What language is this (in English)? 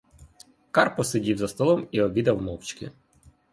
Ukrainian